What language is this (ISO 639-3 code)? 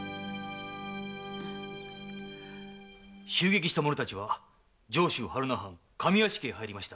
jpn